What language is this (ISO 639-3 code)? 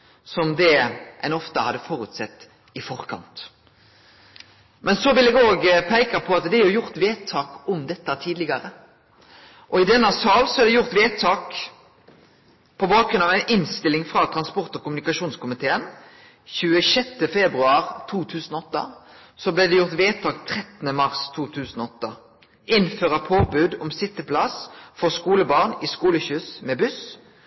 nno